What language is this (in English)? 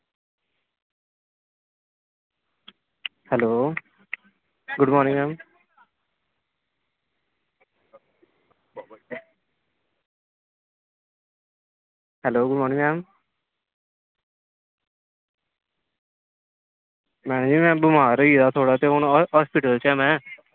Dogri